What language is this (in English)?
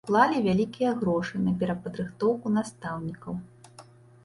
Belarusian